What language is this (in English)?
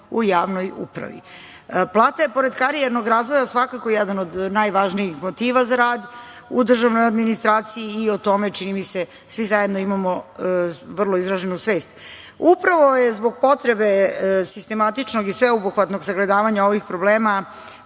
Serbian